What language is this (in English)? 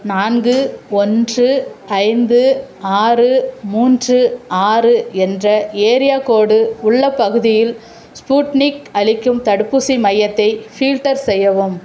Tamil